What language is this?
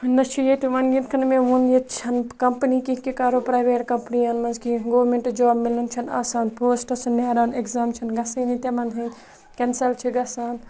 Kashmiri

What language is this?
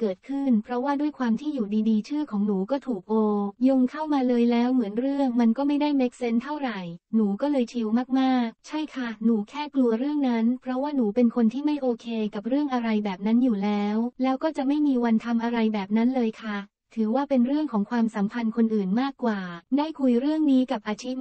Thai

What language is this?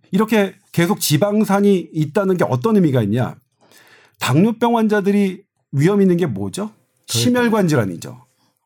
Korean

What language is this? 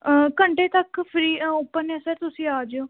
Punjabi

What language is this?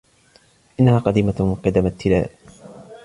Arabic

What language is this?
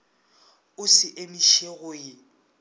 Northern Sotho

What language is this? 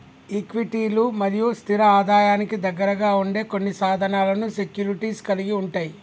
Telugu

